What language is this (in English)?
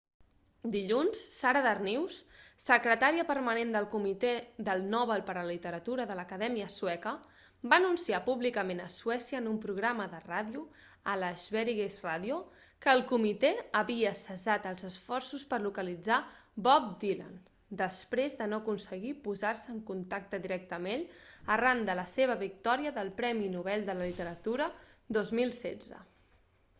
Catalan